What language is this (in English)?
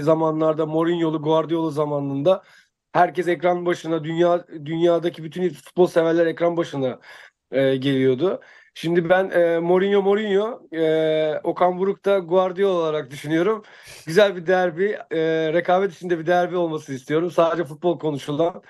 Turkish